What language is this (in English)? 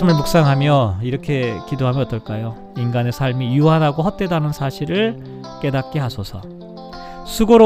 Korean